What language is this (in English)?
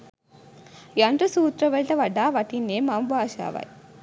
Sinhala